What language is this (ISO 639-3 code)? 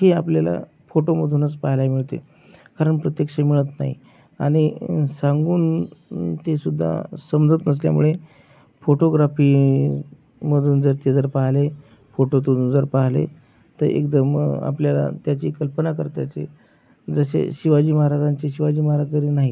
mar